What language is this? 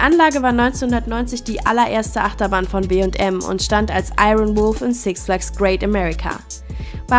German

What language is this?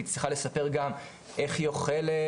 Hebrew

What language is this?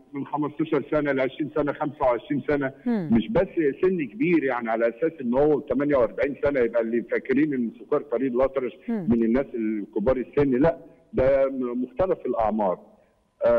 Arabic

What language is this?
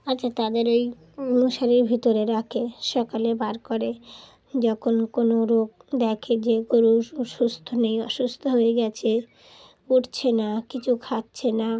Bangla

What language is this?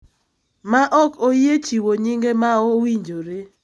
Luo (Kenya and Tanzania)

